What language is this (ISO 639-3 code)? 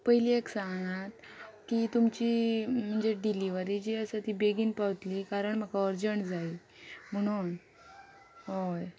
kok